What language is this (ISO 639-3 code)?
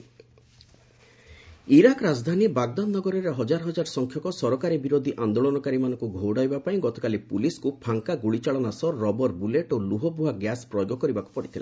ori